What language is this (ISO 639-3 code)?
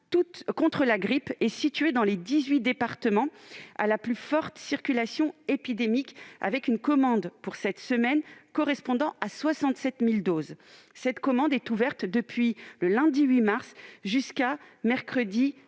fra